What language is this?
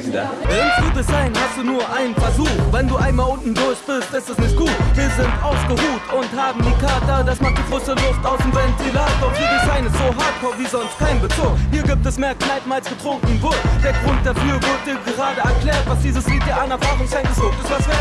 Spanish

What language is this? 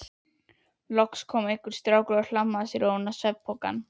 Icelandic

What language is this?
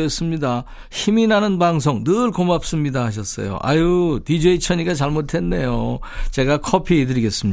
Korean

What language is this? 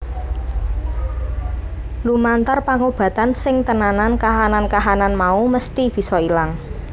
Javanese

